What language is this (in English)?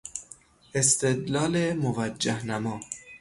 Persian